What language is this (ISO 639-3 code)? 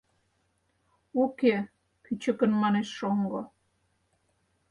chm